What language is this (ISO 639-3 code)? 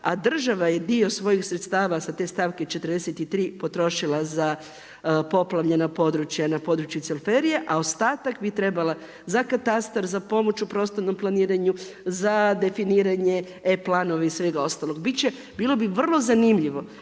hrv